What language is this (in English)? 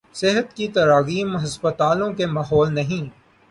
Urdu